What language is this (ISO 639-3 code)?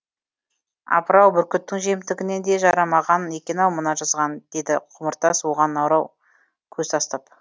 kaz